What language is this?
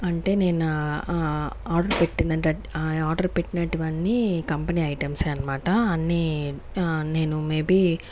Telugu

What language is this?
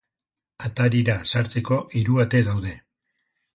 Basque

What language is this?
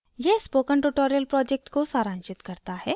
Hindi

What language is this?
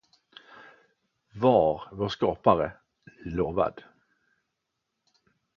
Swedish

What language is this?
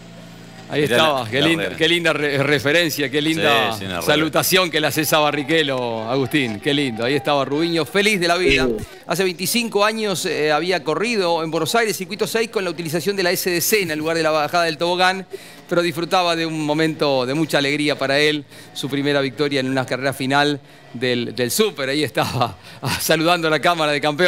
Spanish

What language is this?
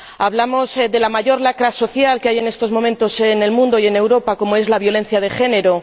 Spanish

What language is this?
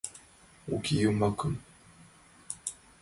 Mari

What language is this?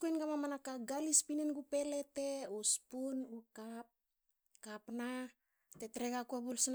Hakö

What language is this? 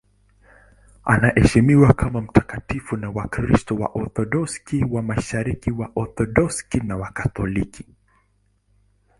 Swahili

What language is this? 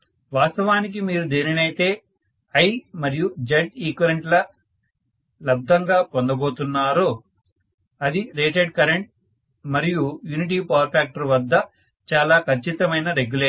Telugu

